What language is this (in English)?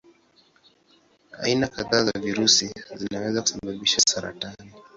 Swahili